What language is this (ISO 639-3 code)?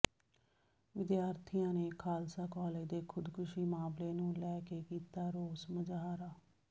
pan